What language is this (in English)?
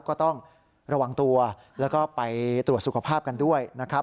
Thai